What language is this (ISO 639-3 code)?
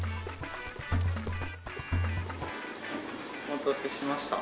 jpn